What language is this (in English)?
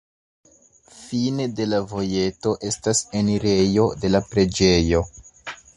Esperanto